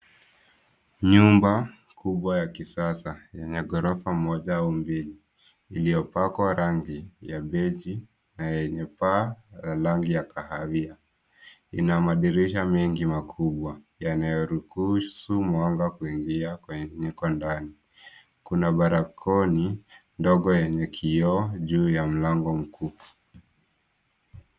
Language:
Swahili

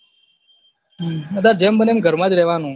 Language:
Gujarati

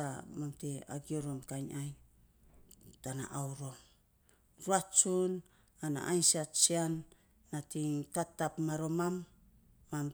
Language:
Saposa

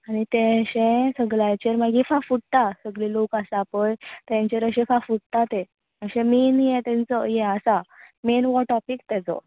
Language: Konkani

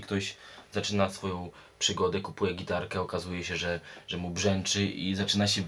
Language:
Polish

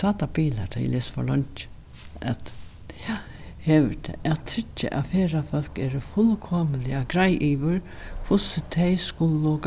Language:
Faroese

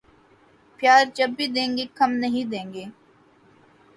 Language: Urdu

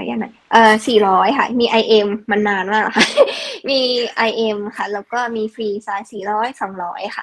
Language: Thai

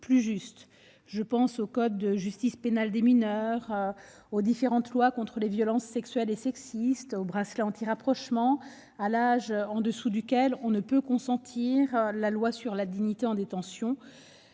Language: French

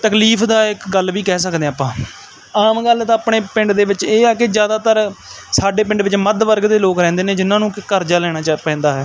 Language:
Punjabi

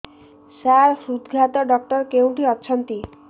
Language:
Odia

